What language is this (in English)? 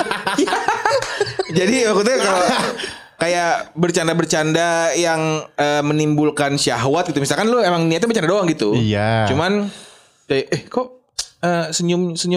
Indonesian